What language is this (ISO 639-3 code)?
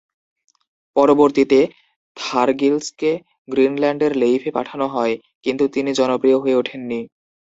ben